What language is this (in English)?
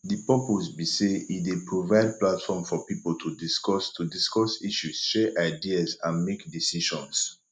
Nigerian Pidgin